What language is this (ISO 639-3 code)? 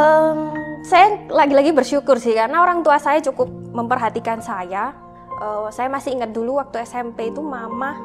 ind